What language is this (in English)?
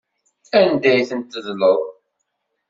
Kabyle